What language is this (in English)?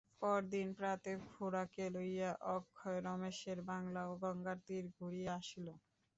Bangla